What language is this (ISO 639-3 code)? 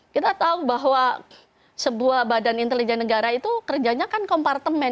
ind